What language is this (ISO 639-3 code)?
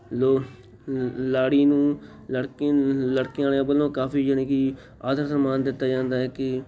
pan